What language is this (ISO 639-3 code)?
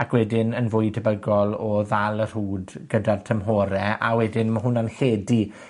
cym